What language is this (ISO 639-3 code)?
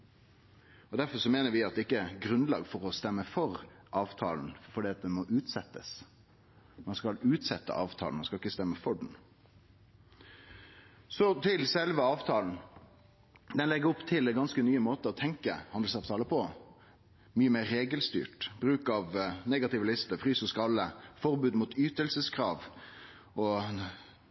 nno